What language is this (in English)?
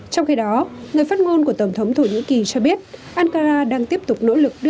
Vietnamese